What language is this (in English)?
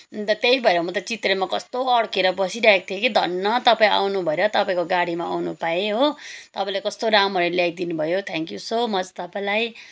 Nepali